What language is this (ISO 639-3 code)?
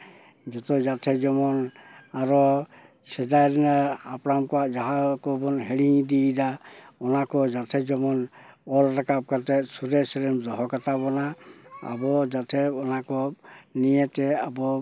sat